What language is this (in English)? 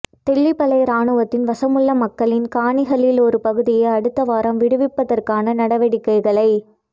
Tamil